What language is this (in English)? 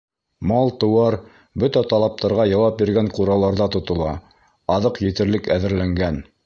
Bashkir